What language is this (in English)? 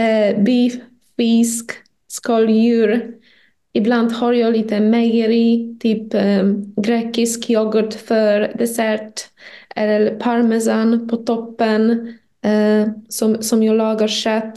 Swedish